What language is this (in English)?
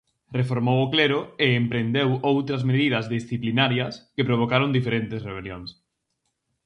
Galician